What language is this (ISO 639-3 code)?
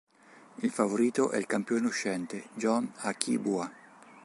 ita